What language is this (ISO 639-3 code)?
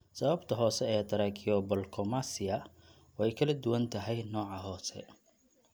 som